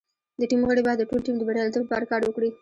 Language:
Pashto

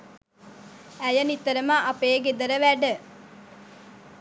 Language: Sinhala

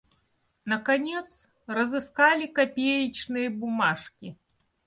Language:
Russian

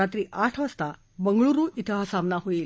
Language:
Marathi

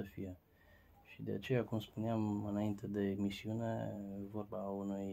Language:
Romanian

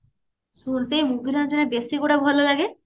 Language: Odia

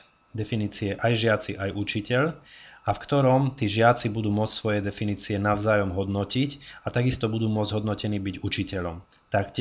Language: Slovak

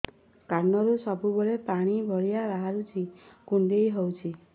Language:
Odia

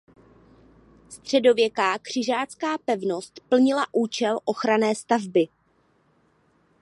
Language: Czech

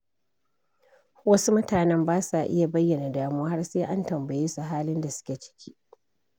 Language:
Hausa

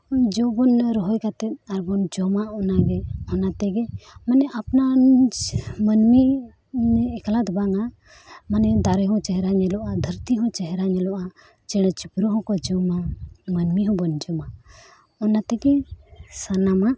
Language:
Santali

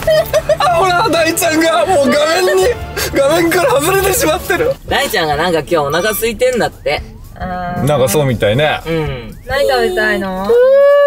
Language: Japanese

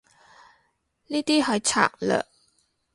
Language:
Cantonese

